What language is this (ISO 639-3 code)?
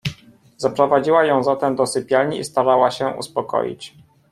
pol